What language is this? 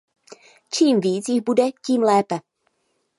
Czech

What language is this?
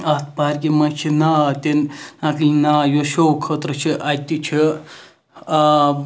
Kashmiri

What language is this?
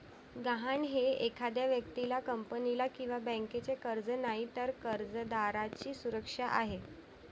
Marathi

